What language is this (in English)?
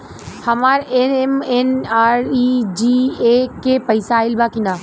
Bhojpuri